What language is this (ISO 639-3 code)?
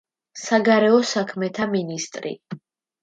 kat